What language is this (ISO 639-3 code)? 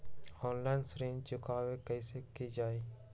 mag